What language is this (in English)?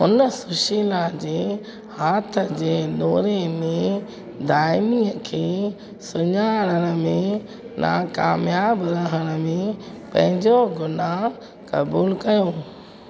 Sindhi